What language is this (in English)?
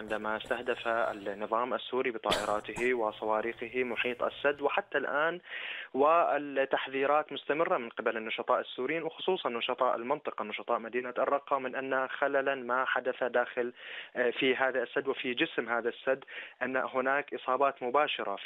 Arabic